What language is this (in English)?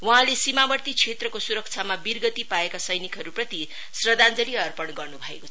Nepali